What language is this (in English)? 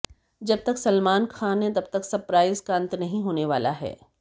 Hindi